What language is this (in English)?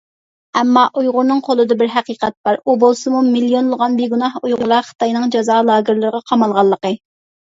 Uyghur